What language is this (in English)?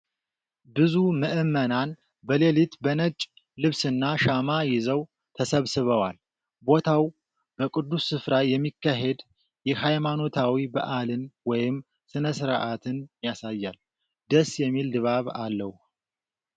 Amharic